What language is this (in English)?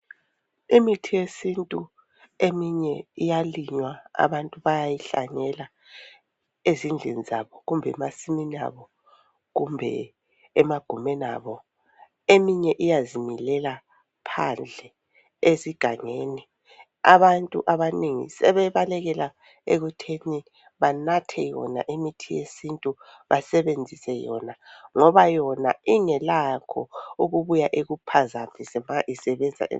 North Ndebele